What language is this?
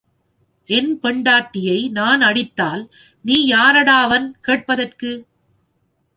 Tamil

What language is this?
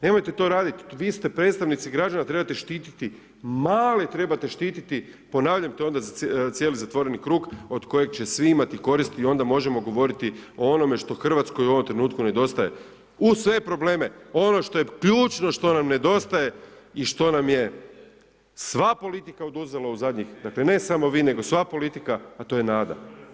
Croatian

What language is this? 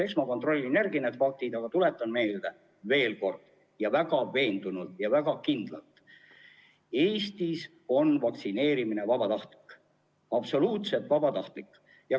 Estonian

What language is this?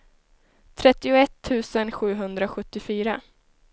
Swedish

